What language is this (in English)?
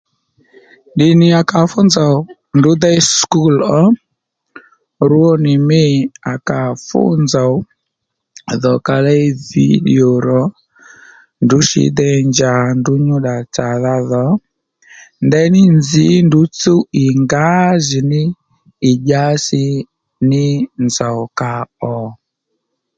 Lendu